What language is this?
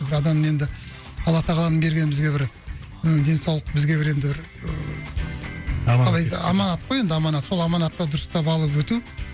Kazakh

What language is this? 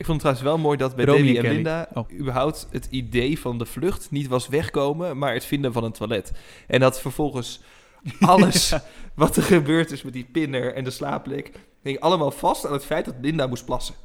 Dutch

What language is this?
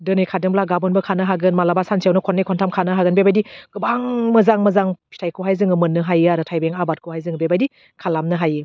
Bodo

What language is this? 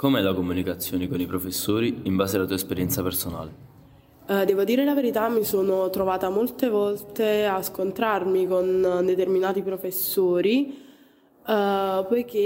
Italian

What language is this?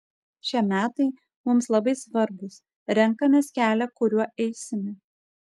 Lithuanian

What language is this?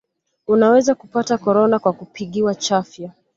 Swahili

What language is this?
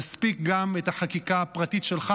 Hebrew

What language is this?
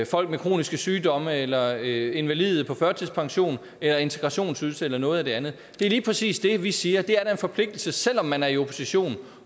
Danish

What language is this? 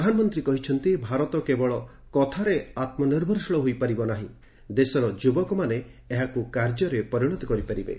Odia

